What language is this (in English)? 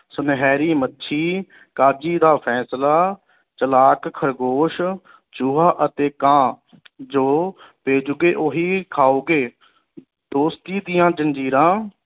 Punjabi